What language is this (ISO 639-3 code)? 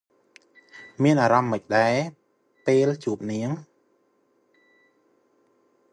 khm